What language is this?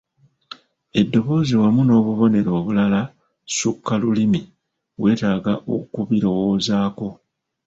Ganda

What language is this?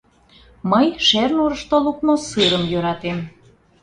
Mari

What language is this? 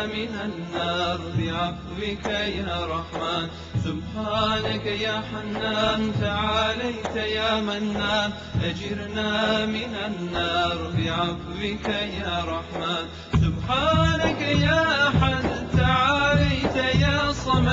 Arabic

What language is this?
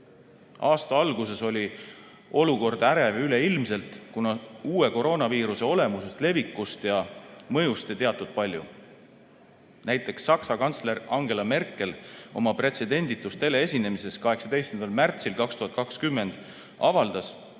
Estonian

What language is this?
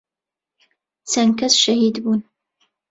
Central Kurdish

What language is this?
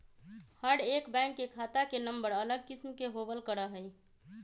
Magahi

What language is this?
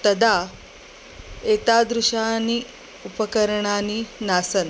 Sanskrit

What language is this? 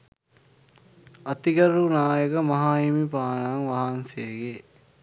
Sinhala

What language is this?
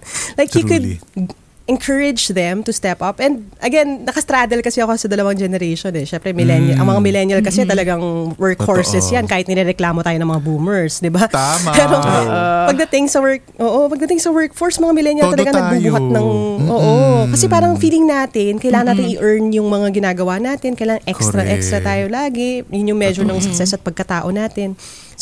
Filipino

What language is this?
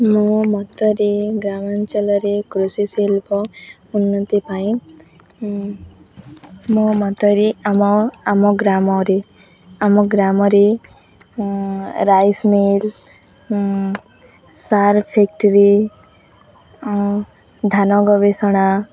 Odia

